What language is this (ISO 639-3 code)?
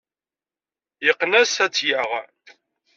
kab